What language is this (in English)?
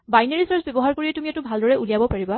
Assamese